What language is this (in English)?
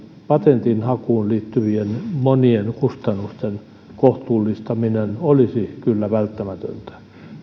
Finnish